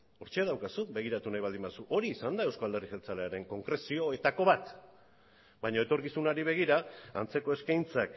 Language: Basque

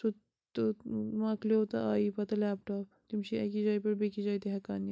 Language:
Kashmiri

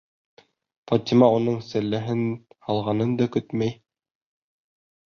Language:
Bashkir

